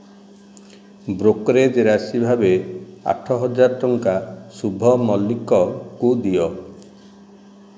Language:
Odia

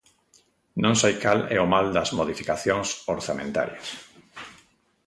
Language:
Galician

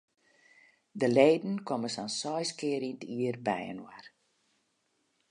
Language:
Western Frisian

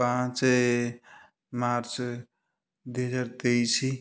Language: Odia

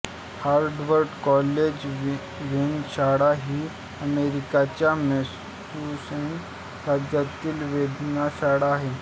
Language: Marathi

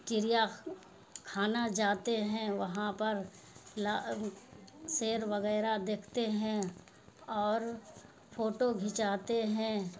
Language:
Urdu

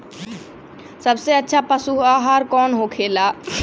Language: Bhojpuri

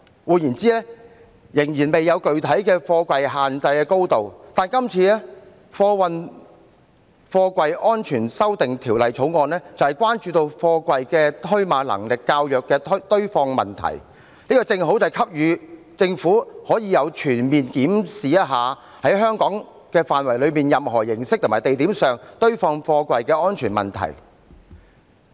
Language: Cantonese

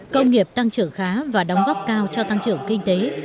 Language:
Vietnamese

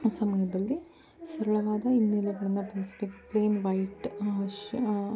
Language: Kannada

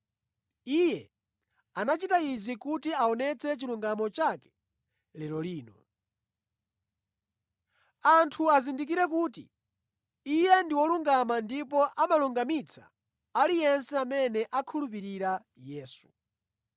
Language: Nyanja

